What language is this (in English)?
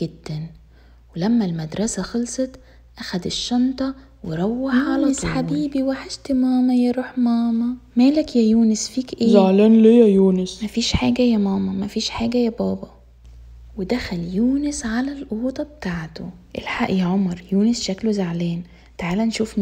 Arabic